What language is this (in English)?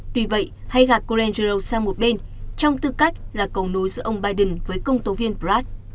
Vietnamese